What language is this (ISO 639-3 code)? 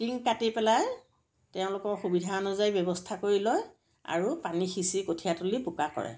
asm